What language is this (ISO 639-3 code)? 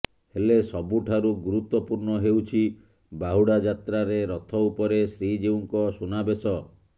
ori